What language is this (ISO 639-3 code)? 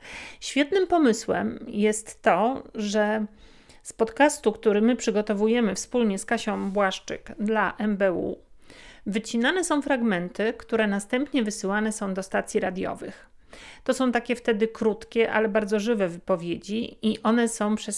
pol